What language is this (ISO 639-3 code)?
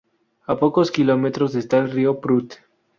spa